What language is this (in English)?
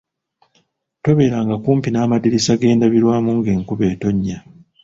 Ganda